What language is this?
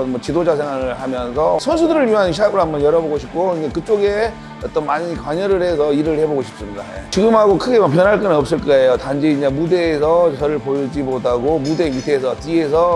Korean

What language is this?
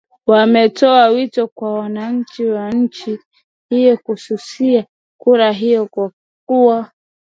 Swahili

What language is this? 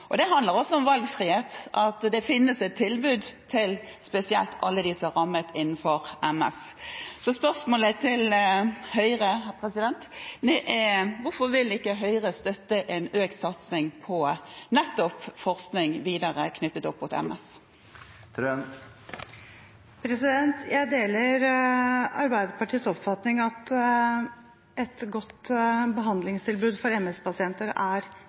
Norwegian Bokmål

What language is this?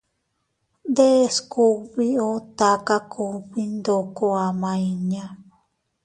Teutila Cuicatec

